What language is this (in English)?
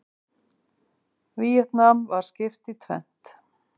Icelandic